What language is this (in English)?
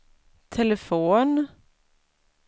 Swedish